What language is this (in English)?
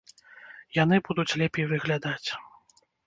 Belarusian